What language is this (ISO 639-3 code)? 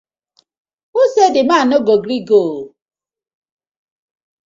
pcm